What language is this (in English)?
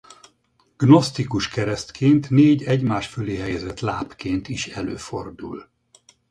Hungarian